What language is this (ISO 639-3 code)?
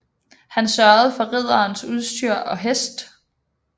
dan